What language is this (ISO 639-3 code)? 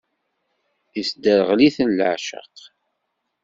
kab